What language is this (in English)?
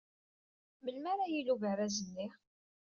Kabyle